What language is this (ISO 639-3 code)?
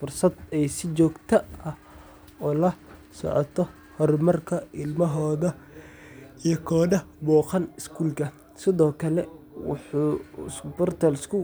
som